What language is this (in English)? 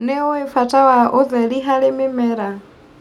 Kikuyu